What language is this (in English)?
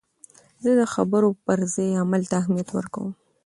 Pashto